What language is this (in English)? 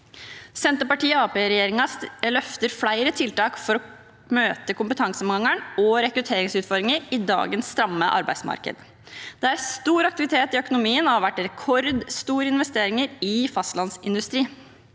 Norwegian